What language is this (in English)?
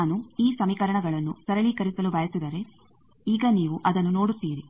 Kannada